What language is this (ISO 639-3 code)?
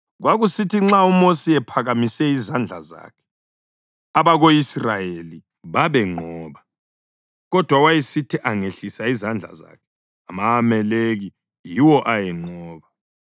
nde